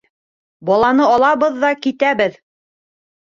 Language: Bashkir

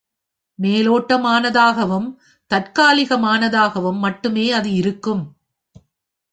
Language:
Tamil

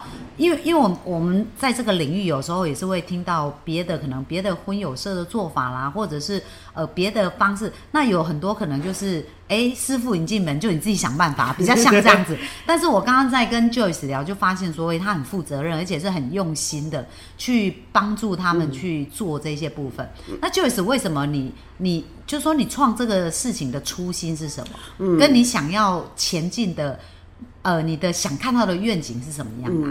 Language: Chinese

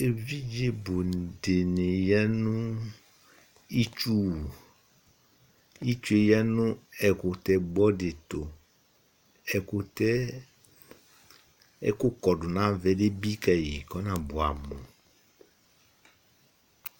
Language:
Ikposo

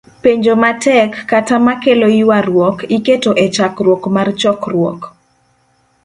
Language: Luo (Kenya and Tanzania)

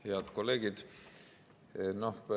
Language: Estonian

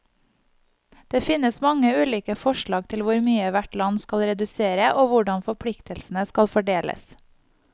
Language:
Norwegian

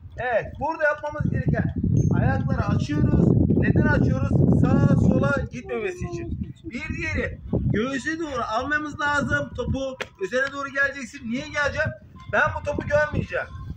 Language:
Turkish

